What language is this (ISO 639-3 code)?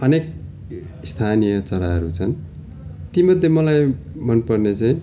nep